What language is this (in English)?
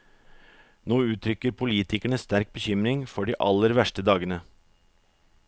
Norwegian